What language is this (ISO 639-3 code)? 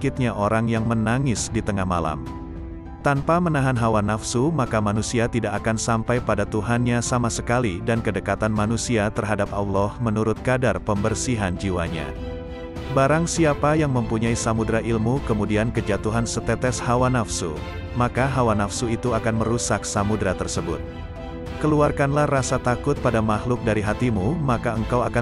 ind